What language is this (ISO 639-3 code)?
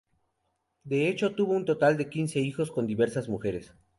spa